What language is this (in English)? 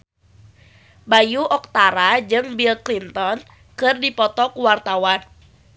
Sundanese